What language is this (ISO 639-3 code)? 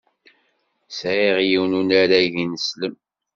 kab